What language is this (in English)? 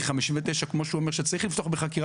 Hebrew